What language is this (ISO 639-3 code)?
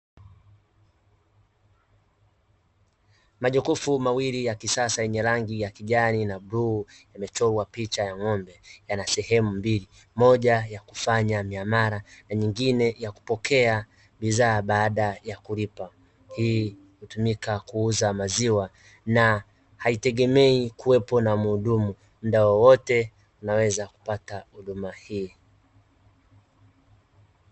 swa